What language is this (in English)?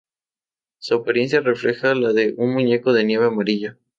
Spanish